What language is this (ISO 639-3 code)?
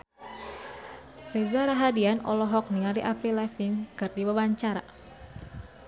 sun